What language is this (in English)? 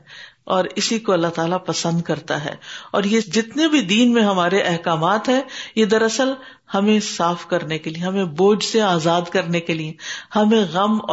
Urdu